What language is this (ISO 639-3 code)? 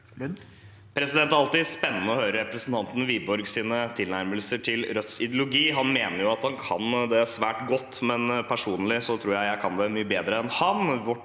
nor